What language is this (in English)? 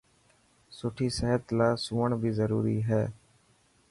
Dhatki